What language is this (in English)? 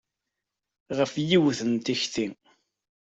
Kabyle